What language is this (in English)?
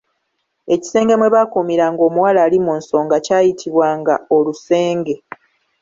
Ganda